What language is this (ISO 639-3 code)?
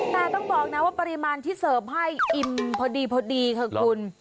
tha